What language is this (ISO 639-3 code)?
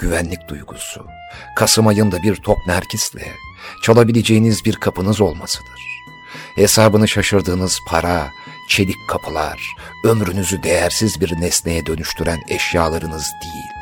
tur